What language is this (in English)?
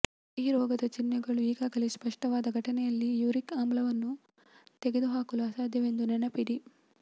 Kannada